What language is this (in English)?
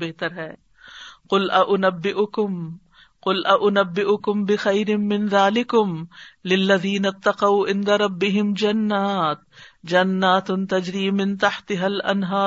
Urdu